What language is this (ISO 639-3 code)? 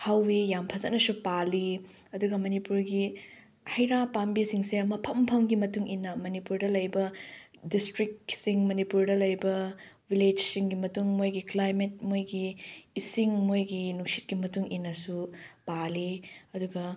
mni